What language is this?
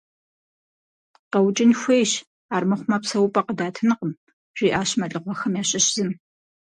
Kabardian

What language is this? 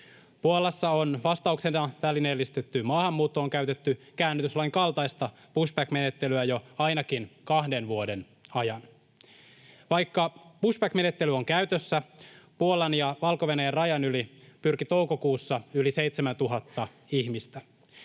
Finnish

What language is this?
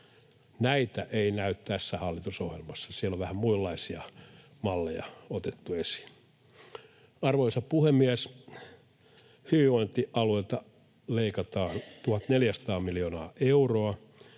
Finnish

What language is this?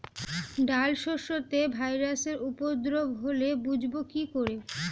Bangla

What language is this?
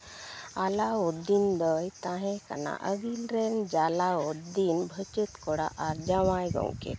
Santali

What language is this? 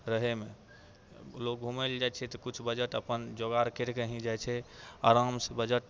Maithili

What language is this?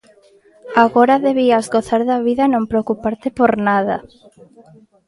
Galician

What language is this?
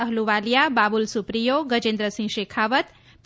Gujarati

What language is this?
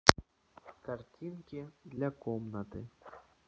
Russian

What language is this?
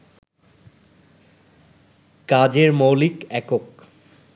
Bangla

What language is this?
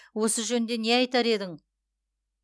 Kazakh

